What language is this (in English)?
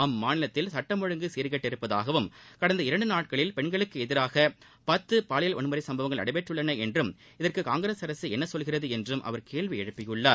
Tamil